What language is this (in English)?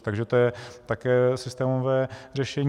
Czech